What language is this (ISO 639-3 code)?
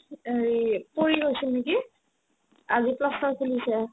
asm